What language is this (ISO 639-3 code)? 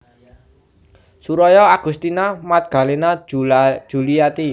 jav